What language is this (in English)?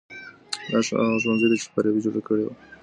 Pashto